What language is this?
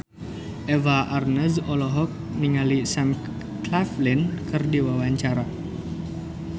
Sundanese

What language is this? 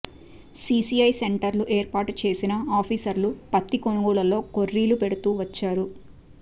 Telugu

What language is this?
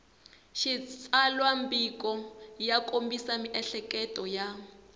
Tsonga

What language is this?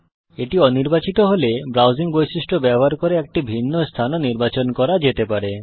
Bangla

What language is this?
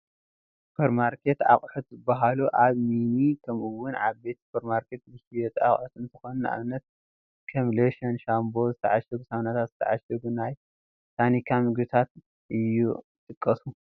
Tigrinya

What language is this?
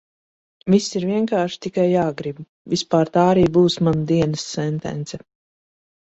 Latvian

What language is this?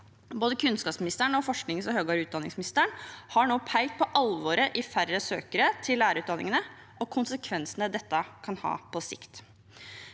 Norwegian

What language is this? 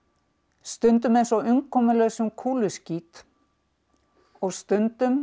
Icelandic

